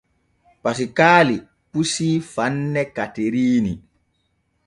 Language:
Borgu Fulfulde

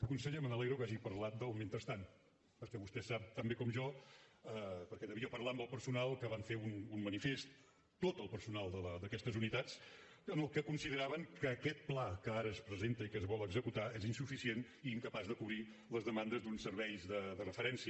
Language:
Catalan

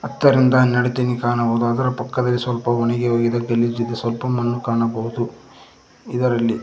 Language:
Kannada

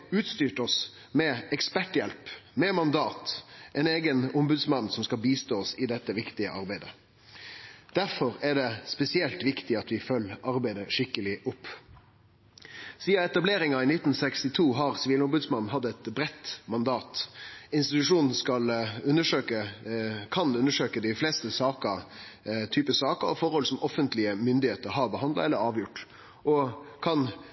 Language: Norwegian Nynorsk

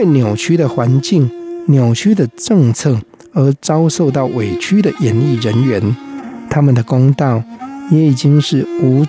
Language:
Chinese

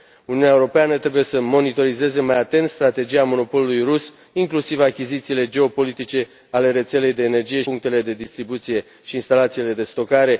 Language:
Romanian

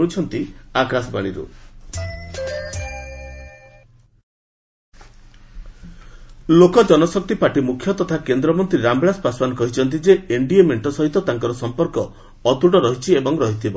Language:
Odia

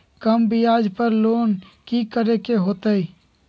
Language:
Magahi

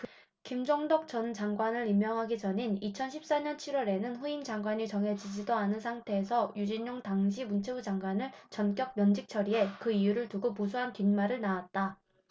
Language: Korean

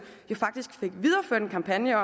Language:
Danish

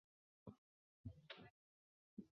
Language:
Chinese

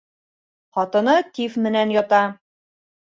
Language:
Bashkir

